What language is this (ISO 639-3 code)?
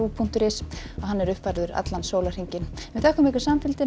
isl